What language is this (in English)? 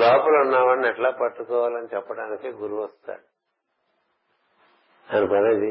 Telugu